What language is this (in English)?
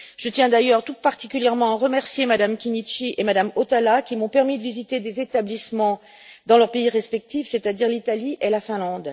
French